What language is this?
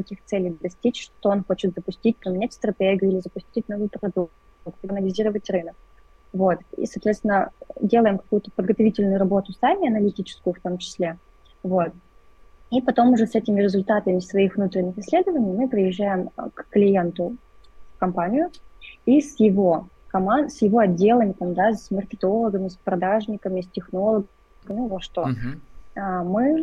Russian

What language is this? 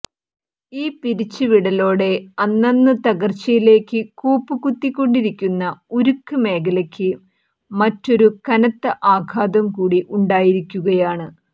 Malayalam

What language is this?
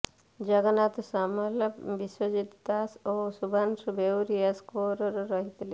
Odia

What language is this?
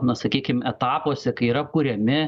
Lithuanian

